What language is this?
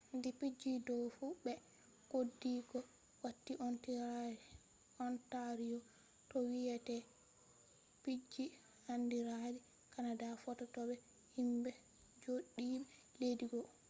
Fula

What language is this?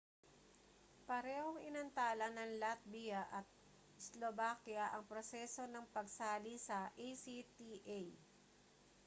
Filipino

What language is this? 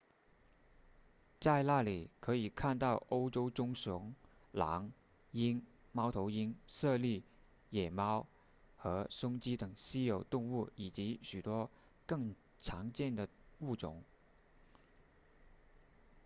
Chinese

